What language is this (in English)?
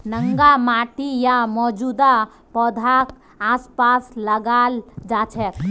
Magahi